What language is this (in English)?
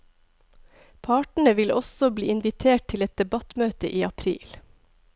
Norwegian